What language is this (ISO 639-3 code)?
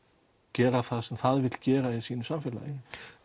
isl